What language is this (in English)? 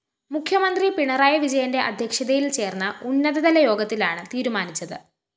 Malayalam